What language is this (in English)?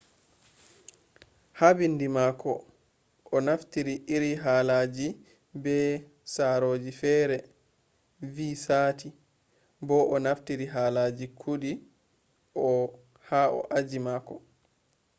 Fula